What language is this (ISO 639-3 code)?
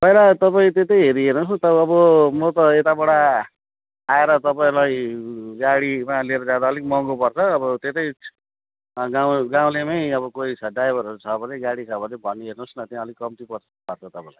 nep